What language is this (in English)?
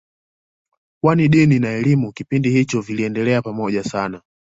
Swahili